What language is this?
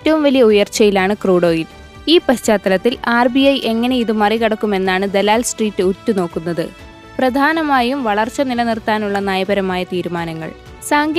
Malayalam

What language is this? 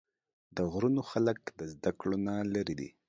Pashto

